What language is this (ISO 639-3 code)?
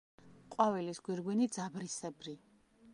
kat